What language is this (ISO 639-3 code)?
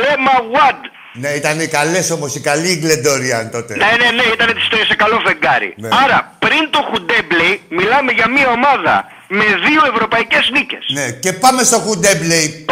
ell